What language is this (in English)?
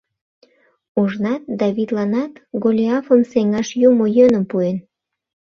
Mari